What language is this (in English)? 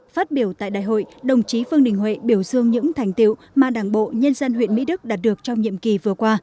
Vietnamese